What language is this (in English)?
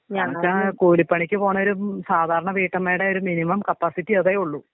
Malayalam